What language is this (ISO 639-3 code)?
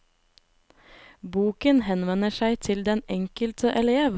nor